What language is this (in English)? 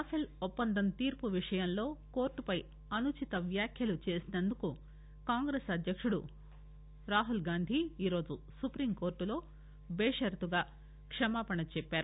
Telugu